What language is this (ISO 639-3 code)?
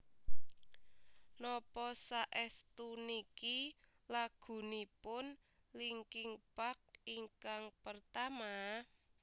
jav